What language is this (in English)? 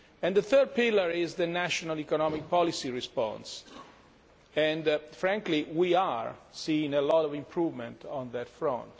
English